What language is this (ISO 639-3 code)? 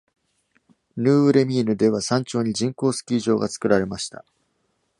jpn